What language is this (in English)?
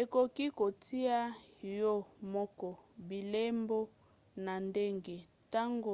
Lingala